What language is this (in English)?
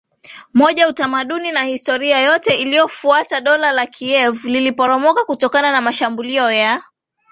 Swahili